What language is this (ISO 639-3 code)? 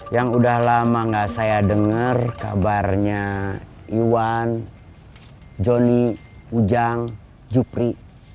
ind